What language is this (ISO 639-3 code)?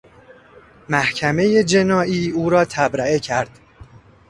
fas